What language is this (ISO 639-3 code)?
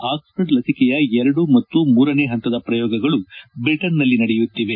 kan